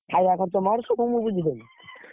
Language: Odia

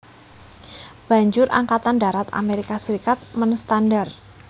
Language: Javanese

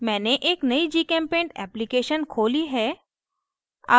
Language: Hindi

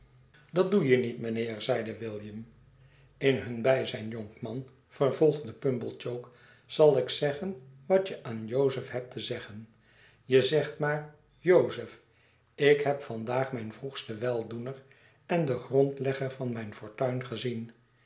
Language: Dutch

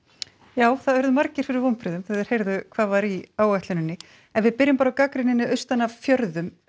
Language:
Icelandic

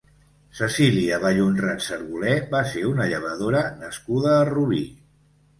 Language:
Catalan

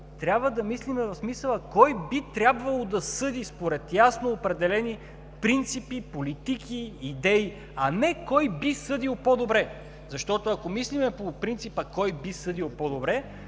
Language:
Bulgarian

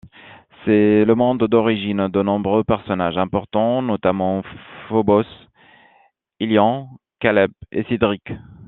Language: French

